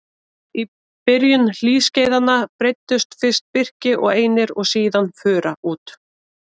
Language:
Icelandic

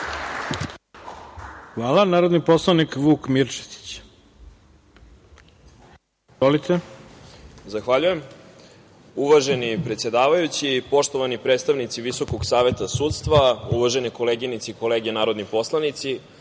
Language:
Serbian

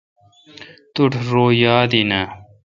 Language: Kalkoti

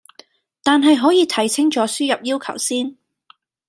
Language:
Cantonese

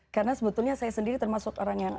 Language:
Indonesian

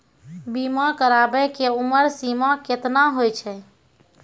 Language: Maithili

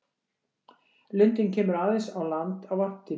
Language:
Icelandic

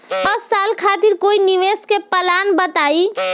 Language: Bhojpuri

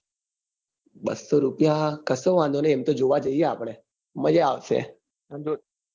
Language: Gujarati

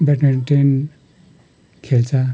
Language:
Nepali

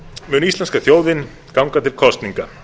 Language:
Icelandic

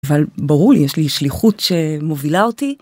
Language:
Hebrew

